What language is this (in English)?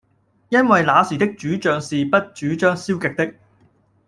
Cantonese